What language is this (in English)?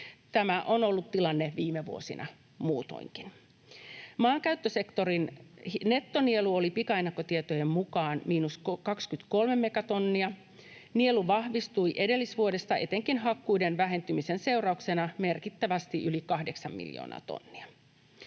Finnish